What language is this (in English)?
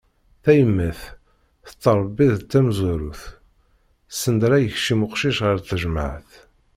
Kabyle